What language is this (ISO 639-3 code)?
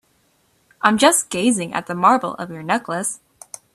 eng